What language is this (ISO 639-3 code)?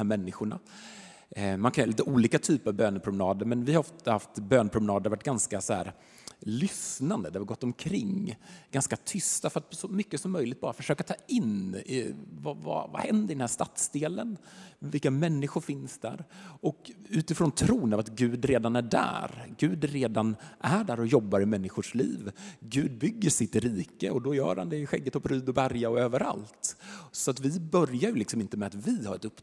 swe